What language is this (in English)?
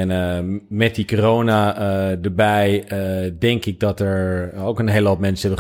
Dutch